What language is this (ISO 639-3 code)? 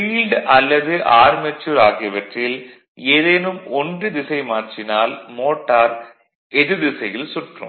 tam